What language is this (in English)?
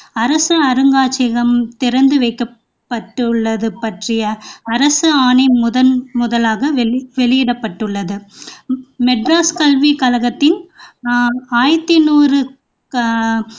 Tamil